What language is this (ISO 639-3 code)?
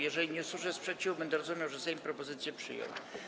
pol